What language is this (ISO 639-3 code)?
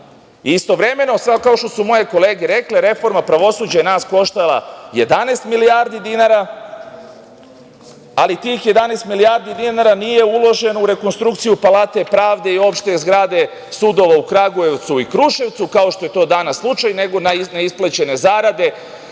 srp